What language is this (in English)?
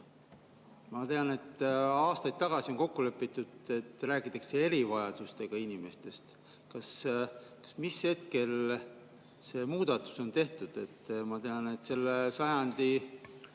Estonian